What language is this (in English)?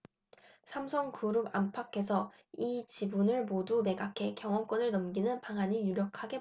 Korean